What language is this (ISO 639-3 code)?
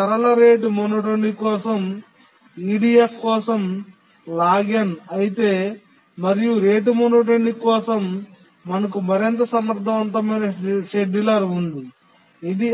tel